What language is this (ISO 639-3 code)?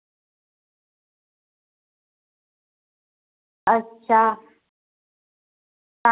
doi